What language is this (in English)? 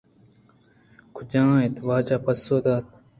Eastern Balochi